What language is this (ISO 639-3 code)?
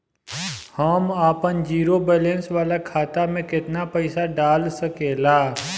bho